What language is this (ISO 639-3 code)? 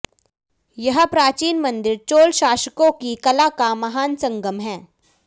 hin